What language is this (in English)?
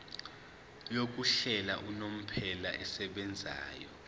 Zulu